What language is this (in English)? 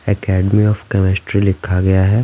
Hindi